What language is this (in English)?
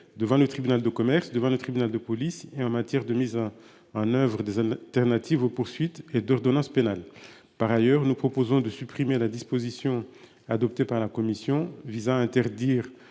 French